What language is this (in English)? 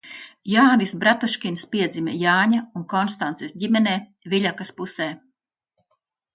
Latvian